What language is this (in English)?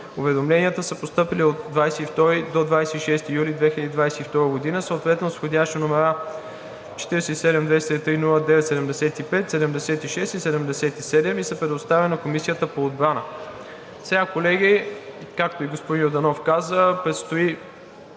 Bulgarian